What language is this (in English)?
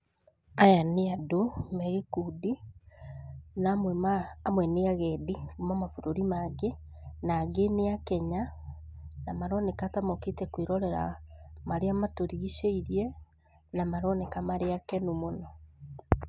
Kikuyu